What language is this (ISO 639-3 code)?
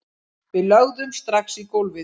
isl